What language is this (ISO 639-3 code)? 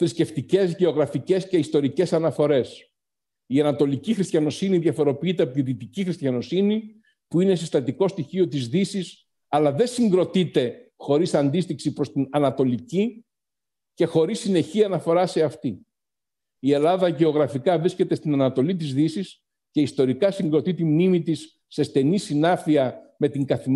ell